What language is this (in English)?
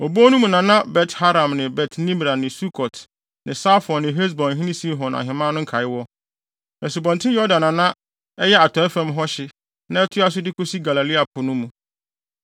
Akan